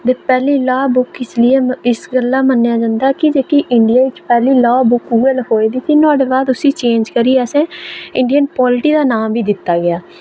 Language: Dogri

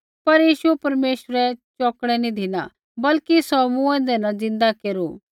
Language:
Kullu Pahari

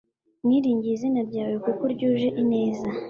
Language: Kinyarwanda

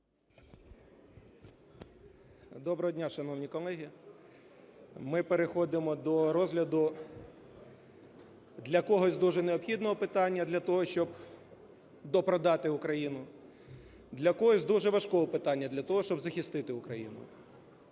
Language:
Ukrainian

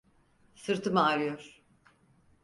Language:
Turkish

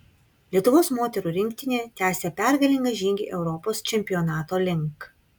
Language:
Lithuanian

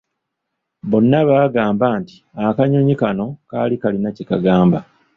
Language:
Ganda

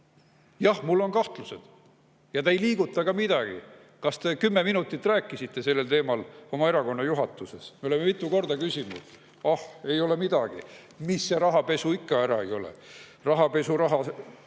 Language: Estonian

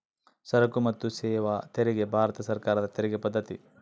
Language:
Kannada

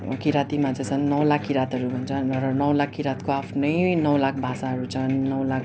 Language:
Nepali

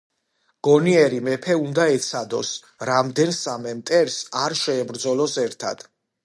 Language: Georgian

